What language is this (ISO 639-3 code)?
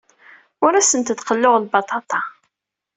kab